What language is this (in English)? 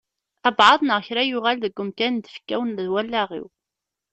Kabyle